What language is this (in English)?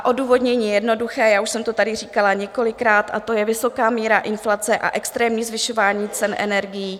Czech